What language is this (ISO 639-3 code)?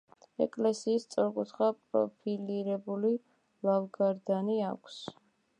kat